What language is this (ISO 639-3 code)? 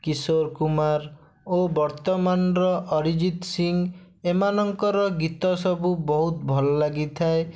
ori